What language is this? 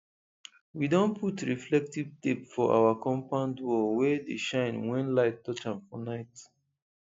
Nigerian Pidgin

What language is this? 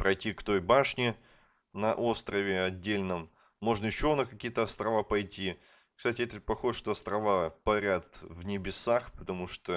Russian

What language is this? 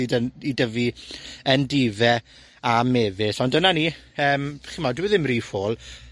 Welsh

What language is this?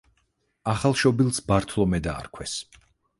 Georgian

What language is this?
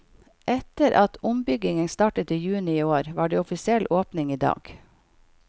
Norwegian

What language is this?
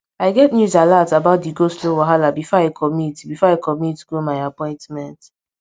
Nigerian Pidgin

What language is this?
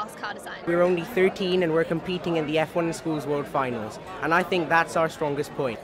English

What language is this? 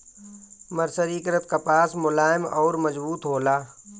Bhojpuri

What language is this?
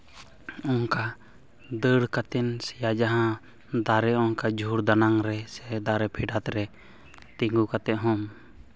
Santali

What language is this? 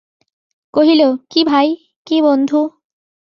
Bangla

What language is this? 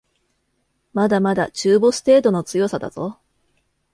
Japanese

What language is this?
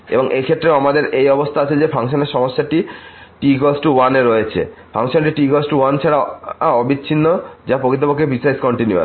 Bangla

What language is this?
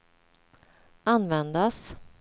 Swedish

